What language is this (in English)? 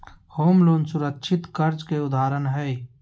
Magahi